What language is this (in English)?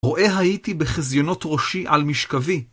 Hebrew